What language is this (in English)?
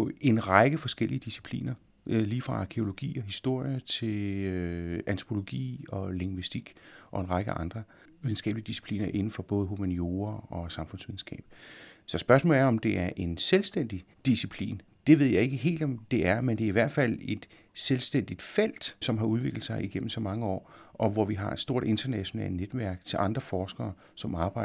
Danish